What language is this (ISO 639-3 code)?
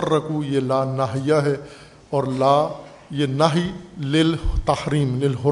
urd